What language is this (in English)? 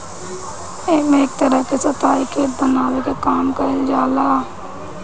Bhojpuri